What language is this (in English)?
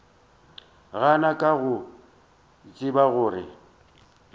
Northern Sotho